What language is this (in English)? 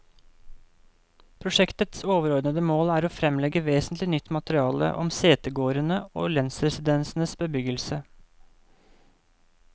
Norwegian